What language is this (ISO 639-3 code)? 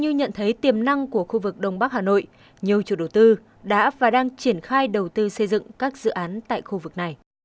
vie